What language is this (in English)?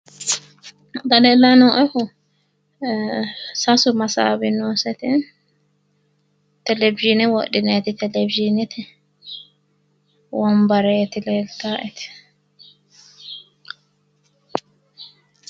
Sidamo